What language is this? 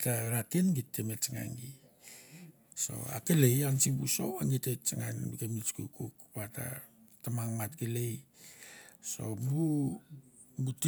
Mandara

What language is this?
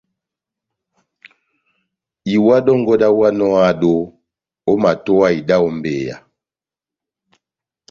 Batanga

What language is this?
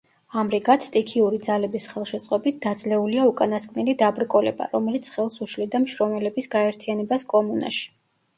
Georgian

